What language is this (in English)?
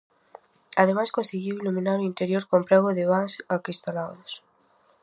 Galician